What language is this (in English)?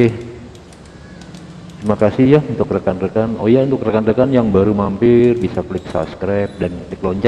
Indonesian